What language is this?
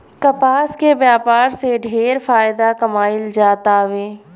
Bhojpuri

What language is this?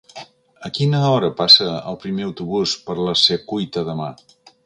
Catalan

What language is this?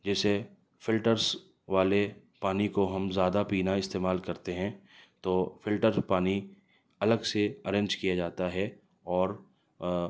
Urdu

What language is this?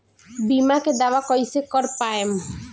Bhojpuri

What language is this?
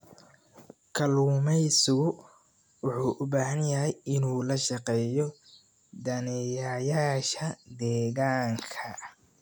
Somali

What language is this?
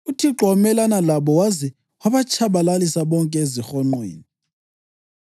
North Ndebele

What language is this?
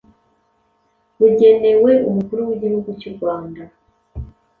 Kinyarwanda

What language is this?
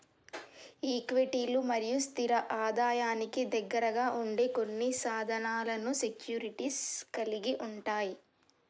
Telugu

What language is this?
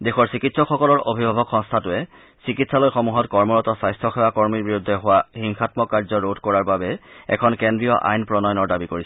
Assamese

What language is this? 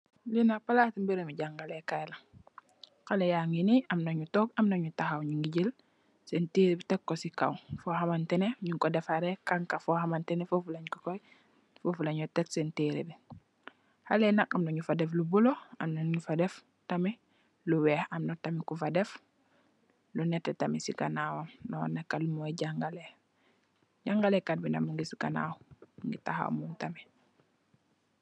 Wolof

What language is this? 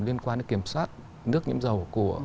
Vietnamese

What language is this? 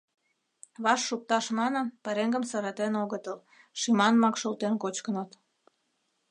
Mari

